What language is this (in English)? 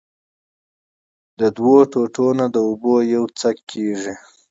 Pashto